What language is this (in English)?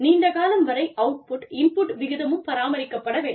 Tamil